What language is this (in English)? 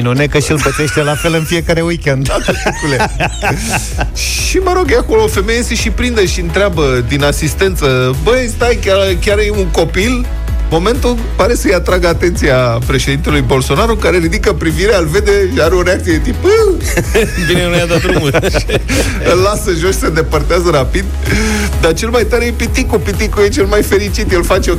Romanian